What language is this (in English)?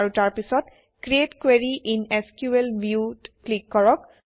Assamese